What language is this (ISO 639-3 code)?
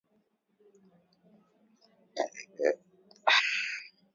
swa